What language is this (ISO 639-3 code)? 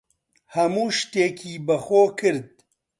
ckb